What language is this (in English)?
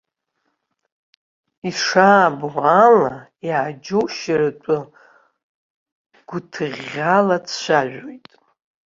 Abkhazian